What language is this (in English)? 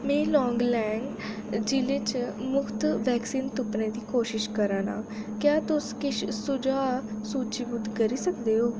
Dogri